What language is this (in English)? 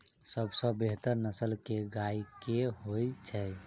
Maithili